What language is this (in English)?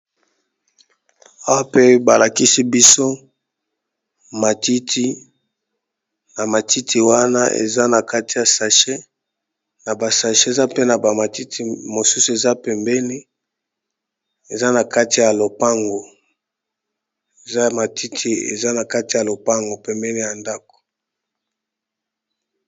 Lingala